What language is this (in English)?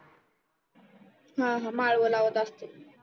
Marathi